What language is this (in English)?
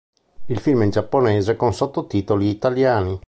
Italian